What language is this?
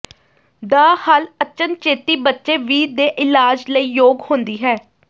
Punjabi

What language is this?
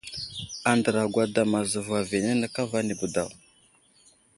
Wuzlam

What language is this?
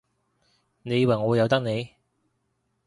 Cantonese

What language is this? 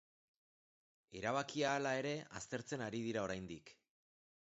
Basque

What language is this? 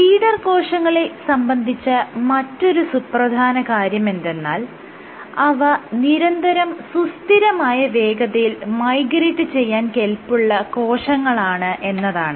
Malayalam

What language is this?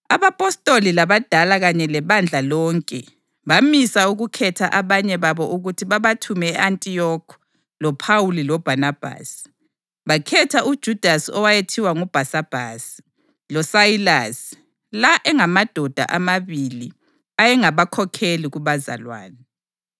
North Ndebele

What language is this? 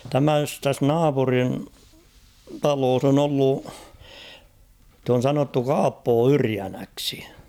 Finnish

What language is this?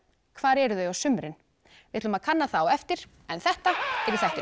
Icelandic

